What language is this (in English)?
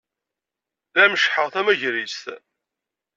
Kabyle